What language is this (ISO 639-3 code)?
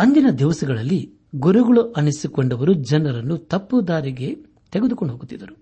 kan